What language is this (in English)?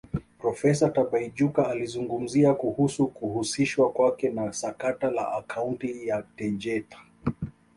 Swahili